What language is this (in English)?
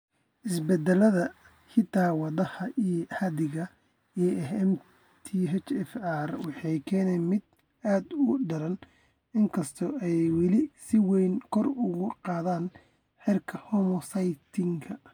Somali